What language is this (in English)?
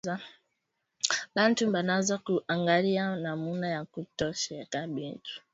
Swahili